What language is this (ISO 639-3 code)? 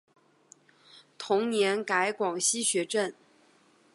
zho